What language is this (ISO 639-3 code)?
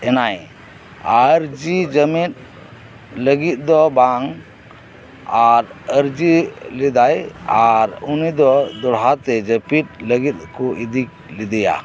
sat